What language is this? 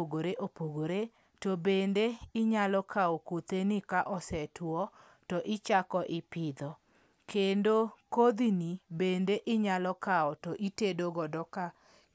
Luo (Kenya and Tanzania)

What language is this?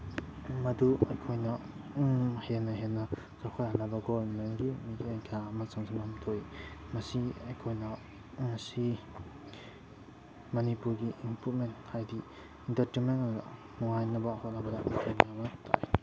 Manipuri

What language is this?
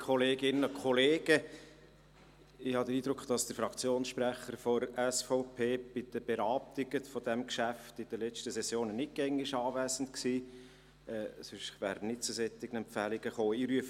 Swiss German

